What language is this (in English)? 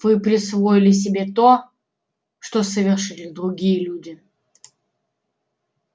Russian